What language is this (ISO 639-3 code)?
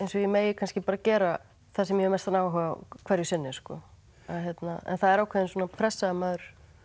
isl